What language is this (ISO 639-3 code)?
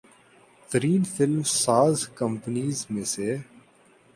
urd